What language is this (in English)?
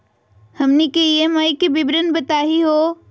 Magahi